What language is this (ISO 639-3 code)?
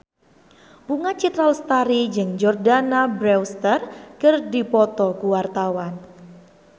sun